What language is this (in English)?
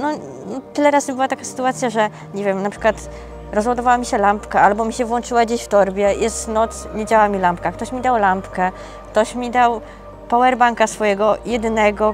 Polish